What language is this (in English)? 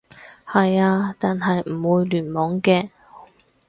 Cantonese